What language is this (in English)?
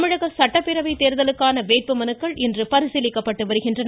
Tamil